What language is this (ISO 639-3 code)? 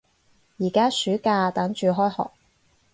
yue